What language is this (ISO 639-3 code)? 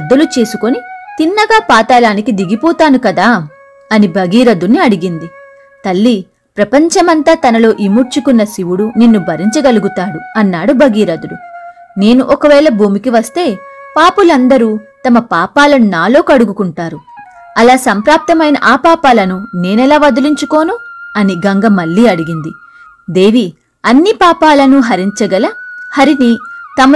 tel